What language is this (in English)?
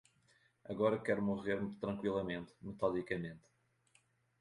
Portuguese